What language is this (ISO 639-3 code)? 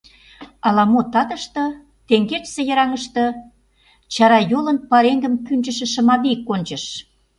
chm